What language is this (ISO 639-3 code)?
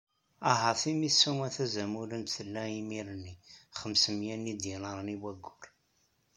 kab